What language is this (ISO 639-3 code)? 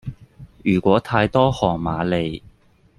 yue